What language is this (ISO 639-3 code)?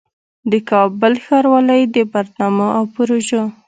pus